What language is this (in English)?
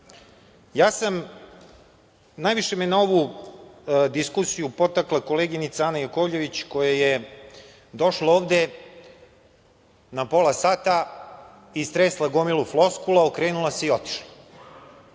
Serbian